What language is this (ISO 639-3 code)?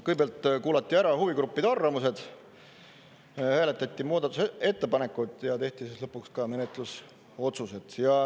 est